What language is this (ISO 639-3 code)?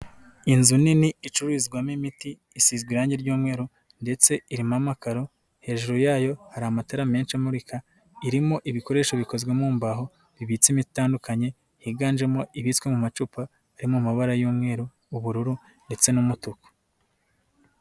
kin